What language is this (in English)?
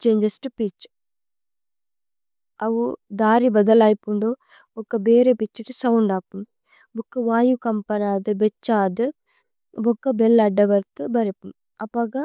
Tulu